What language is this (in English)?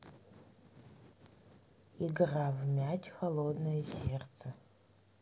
Russian